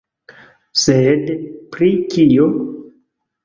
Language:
Esperanto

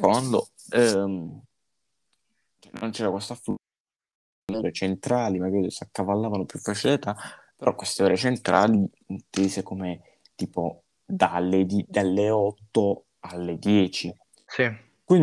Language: Italian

